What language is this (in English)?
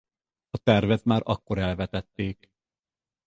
Hungarian